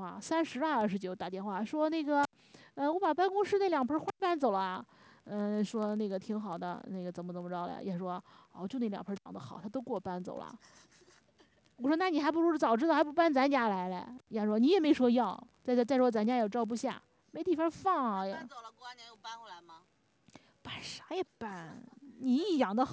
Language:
Chinese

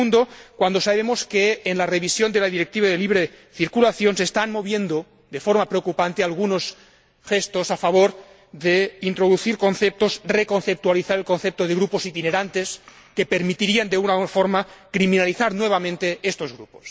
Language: Spanish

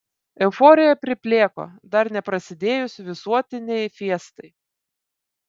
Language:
Lithuanian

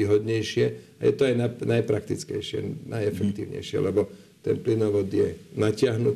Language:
Slovak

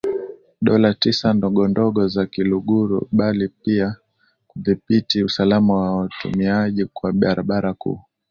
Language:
Swahili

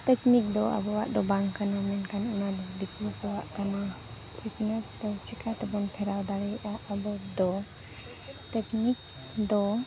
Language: Santali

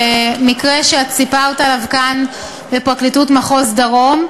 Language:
Hebrew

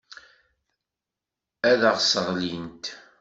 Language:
Kabyle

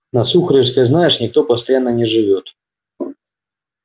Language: Russian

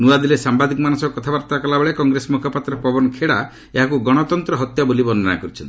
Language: Odia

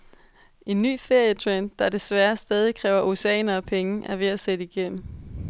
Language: Danish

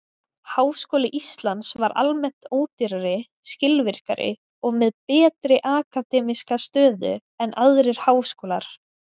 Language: Icelandic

